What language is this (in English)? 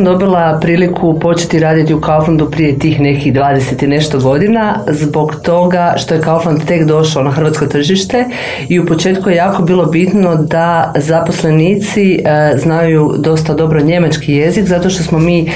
Croatian